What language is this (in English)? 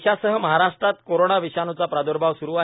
Marathi